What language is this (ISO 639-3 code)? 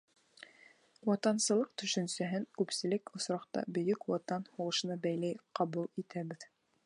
bak